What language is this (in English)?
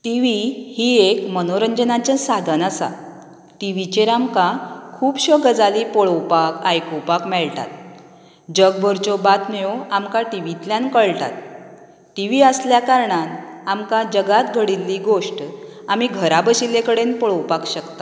Konkani